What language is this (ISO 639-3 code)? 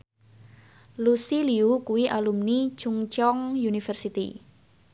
jav